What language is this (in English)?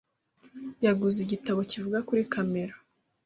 Kinyarwanda